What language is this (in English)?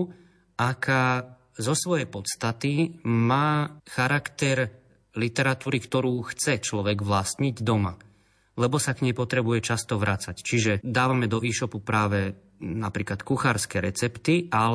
Slovak